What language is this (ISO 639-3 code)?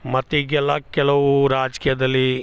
kan